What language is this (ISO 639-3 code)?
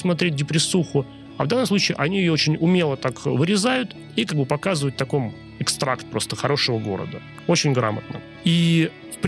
rus